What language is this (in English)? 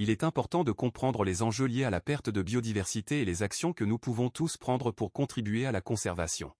French